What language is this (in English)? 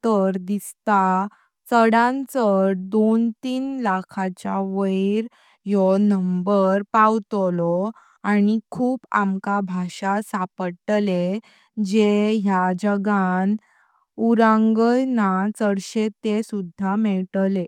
Konkani